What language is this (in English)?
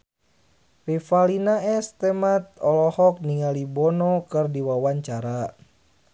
Sundanese